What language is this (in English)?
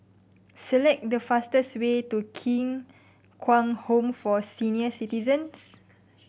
English